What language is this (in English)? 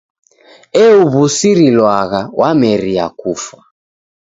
Taita